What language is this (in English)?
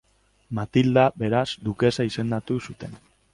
Basque